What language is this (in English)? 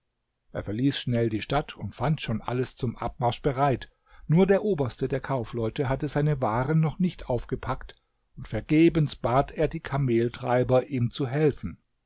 German